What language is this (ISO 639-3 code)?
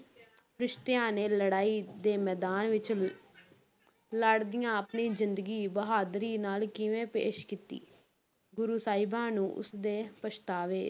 pan